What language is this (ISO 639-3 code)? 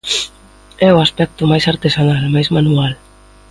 glg